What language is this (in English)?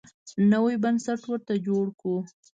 Pashto